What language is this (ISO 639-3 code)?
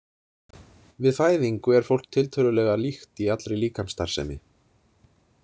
isl